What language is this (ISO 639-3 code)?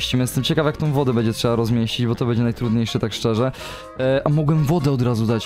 pol